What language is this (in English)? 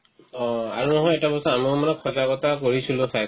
Assamese